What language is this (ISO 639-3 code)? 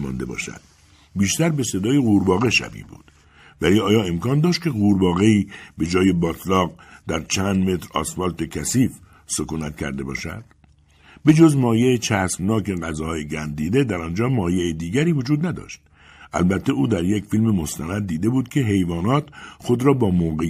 fas